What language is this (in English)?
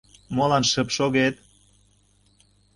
Mari